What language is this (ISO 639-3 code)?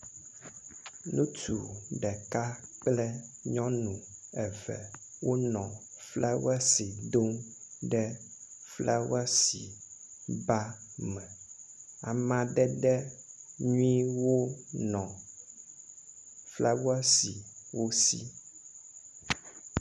ewe